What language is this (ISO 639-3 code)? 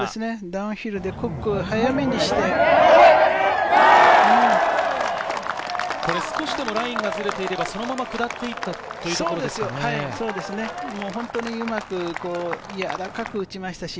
jpn